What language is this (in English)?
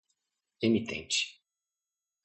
Portuguese